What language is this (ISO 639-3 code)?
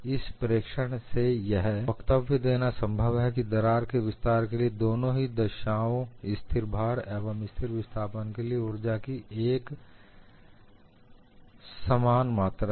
hin